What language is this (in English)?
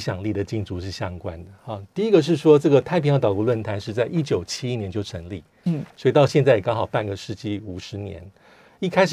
Chinese